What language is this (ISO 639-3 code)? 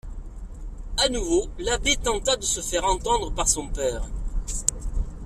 fra